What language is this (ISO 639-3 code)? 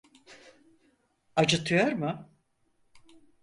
tur